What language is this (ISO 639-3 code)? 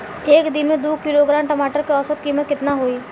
bho